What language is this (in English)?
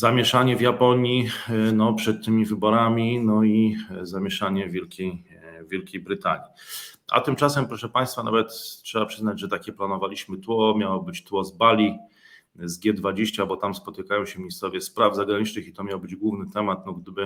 Polish